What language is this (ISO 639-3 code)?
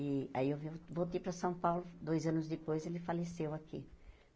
por